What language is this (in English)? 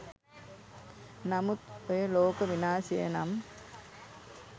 Sinhala